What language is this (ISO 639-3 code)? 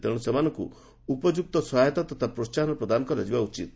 ori